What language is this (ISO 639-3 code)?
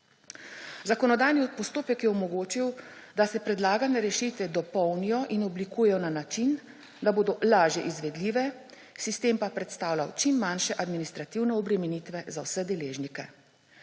slv